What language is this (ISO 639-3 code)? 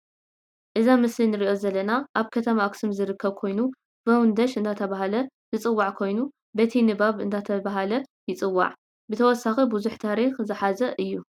tir